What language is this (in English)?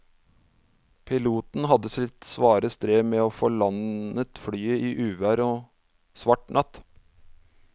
Norwegian